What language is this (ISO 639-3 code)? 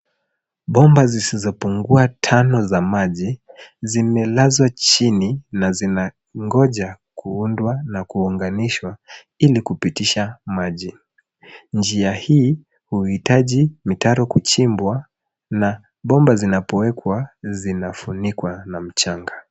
swa